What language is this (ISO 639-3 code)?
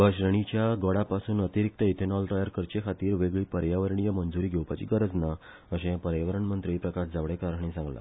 kok